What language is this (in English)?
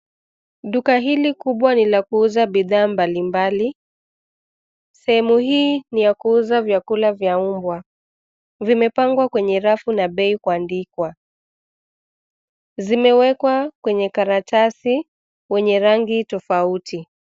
Swahili